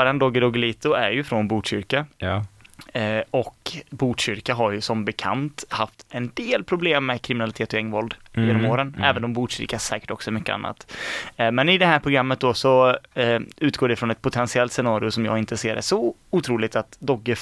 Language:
Swedish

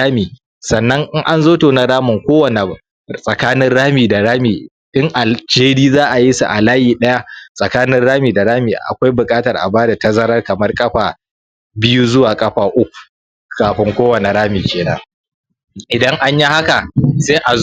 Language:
Hausa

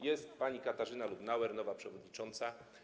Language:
Polish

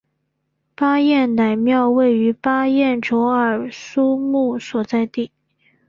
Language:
Chinese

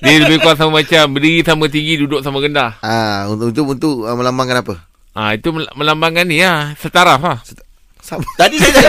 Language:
Malay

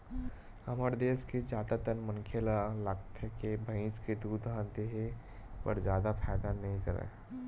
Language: Chhattisgarhi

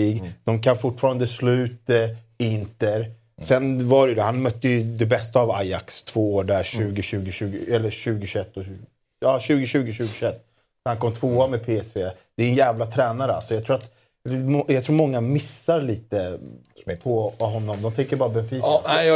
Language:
Swedish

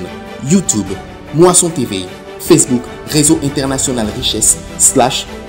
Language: French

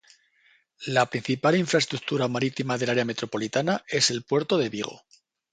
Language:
Spanish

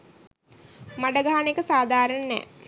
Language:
Sinhala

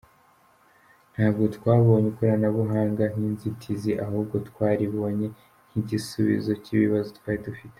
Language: Kinyarwanda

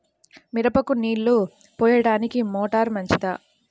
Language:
Telugu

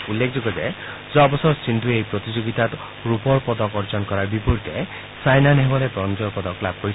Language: Assamese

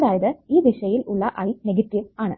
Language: Malayalam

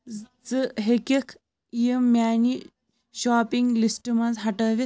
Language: Kashmiri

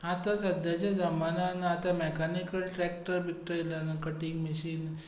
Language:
Konkani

